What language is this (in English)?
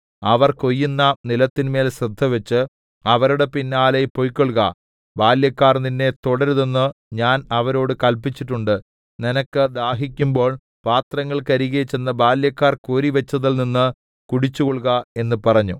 Malayalam